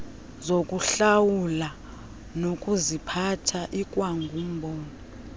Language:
Xhosa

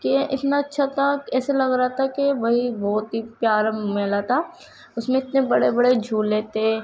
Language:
Urdu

